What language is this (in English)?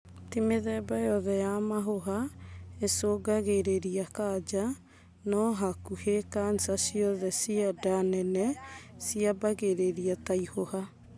Kikuyu